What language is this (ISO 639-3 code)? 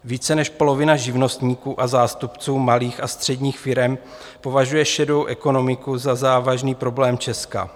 ces